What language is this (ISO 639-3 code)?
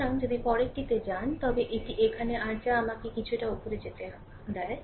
ben